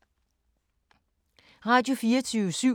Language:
Danish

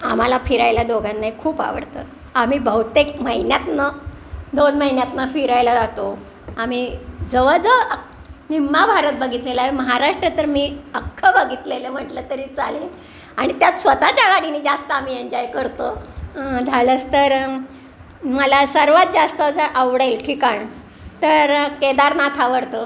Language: Marathi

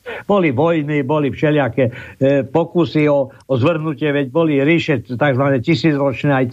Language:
Slovak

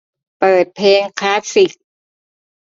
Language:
Thai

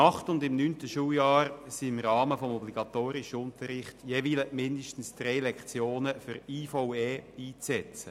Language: Swiss German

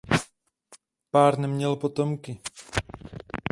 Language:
Czech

